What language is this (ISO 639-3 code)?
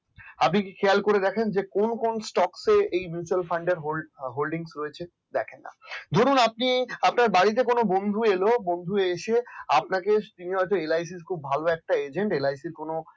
ben